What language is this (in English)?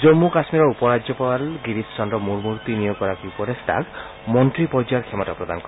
Assamese